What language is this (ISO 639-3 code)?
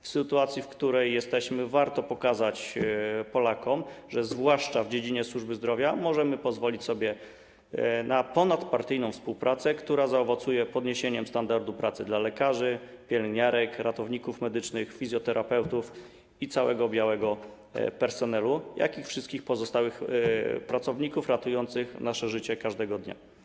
pol